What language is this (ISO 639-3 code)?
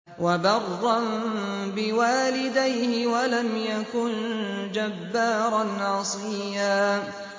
ara